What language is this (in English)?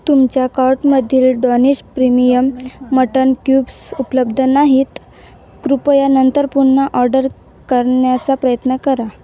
Marathi